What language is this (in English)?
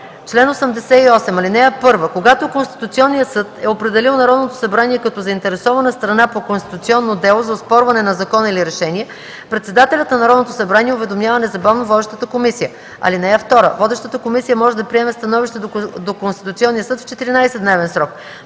Bulgarian